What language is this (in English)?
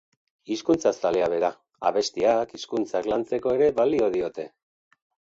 Basque